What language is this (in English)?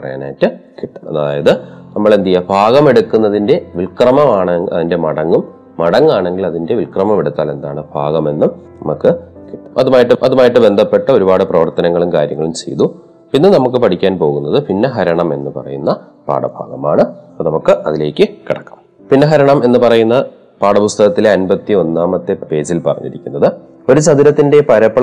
Malayalam